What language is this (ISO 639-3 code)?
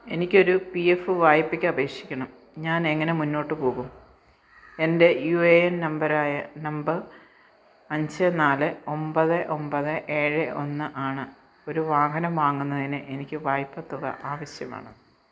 mal